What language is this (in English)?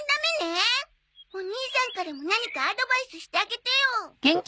Japanese